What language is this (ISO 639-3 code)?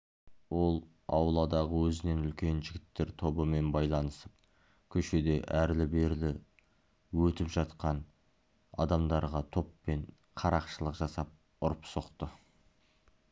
kaz